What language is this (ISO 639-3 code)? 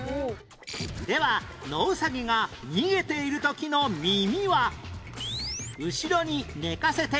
jpn